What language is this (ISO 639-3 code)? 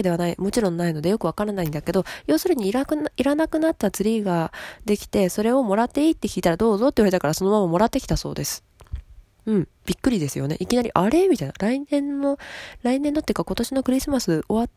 jpn